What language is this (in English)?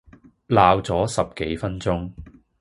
Cantonese